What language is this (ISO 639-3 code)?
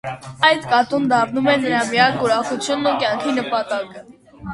hye